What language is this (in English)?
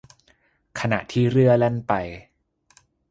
Thai